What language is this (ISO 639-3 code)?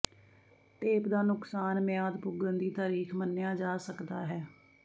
pan